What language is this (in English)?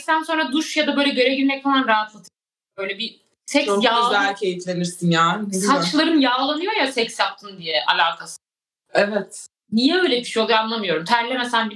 Turkish